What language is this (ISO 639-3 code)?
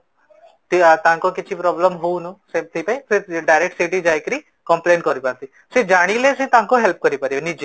ori